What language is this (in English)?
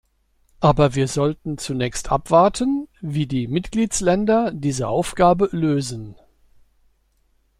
German